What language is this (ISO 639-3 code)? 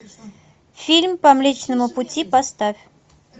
rus